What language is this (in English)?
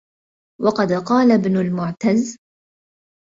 Arabic